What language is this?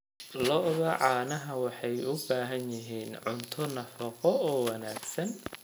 Somali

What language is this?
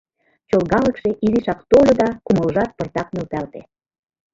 Mari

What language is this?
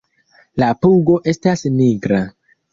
Esperanto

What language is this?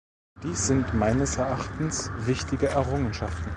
German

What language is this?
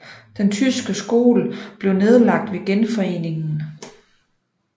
Danish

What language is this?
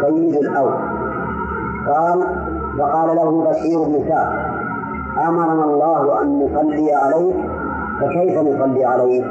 Arabic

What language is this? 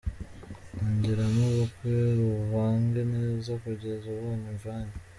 Kinyarwanda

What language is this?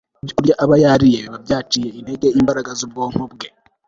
Kinyarwanda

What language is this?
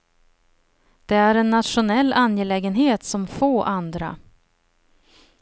Swedish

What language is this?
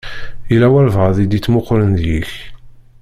Kabyle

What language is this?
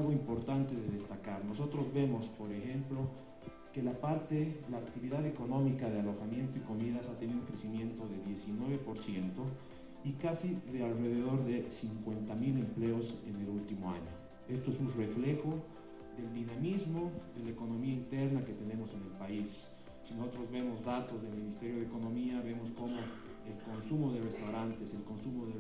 Spanish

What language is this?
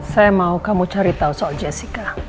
Indonesian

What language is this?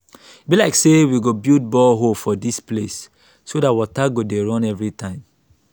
Nigerian Pidgin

